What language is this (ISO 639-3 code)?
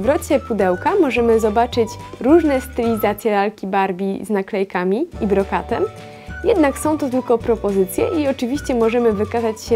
pol